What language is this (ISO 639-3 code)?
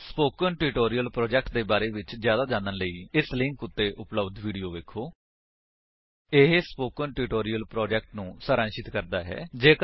pan